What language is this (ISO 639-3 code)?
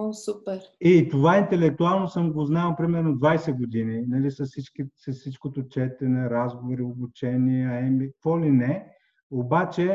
bul